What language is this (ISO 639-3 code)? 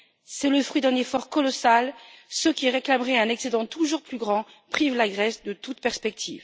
fra